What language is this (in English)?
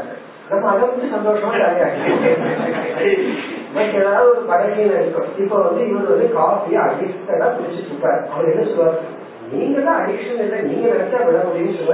Tamil